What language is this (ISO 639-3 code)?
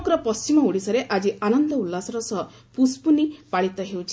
ori